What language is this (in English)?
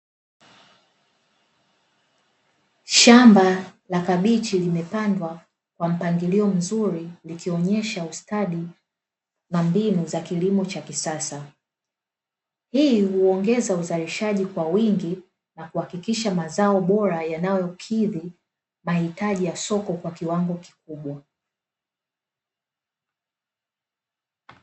Swahili